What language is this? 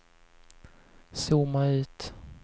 Swedish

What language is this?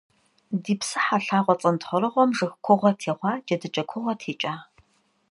Kabardian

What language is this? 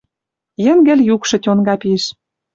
Western Mari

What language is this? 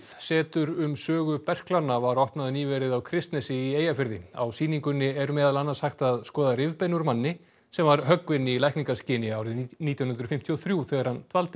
Icelandic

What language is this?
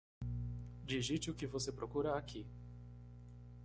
Portuguese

